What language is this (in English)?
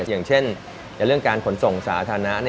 Thai